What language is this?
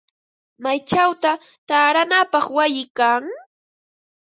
Ambo-Pasco Quechua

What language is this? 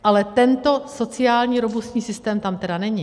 Czech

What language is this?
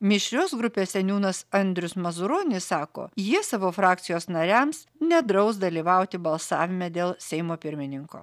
Lithuanian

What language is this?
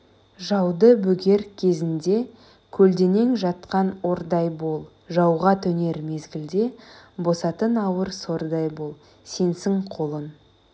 Kazakh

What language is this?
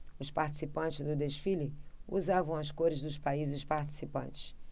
Portuguese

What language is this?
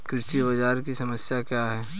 Hindi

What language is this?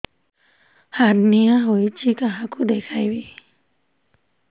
Odia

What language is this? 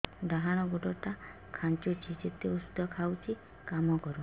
Odia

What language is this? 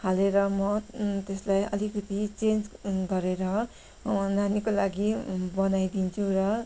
Nepali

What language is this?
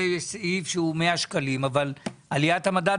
Hebrew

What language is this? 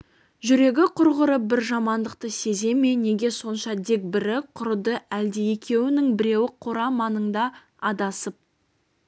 Kazakh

